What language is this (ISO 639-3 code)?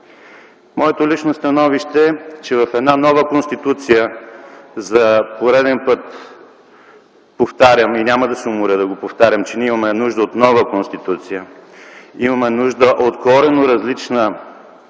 bul